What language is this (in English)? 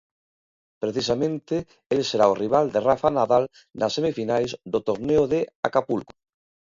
Galician